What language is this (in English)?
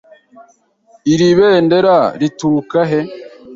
Kinyarwanda